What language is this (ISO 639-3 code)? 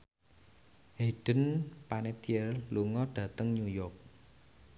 jav